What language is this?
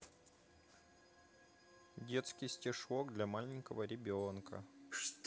Russian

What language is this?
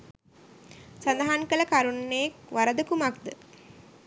Sinhala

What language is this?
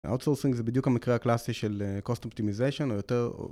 Hebrew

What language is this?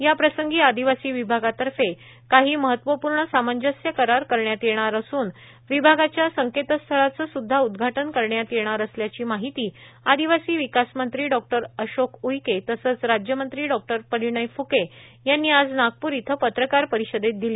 Marathi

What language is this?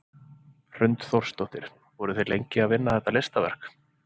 Icelandic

